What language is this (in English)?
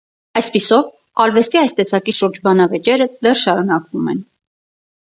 Armenian